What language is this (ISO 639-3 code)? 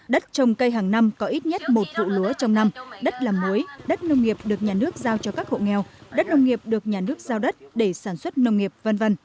vie